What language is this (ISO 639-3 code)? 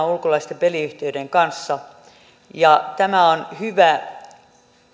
fin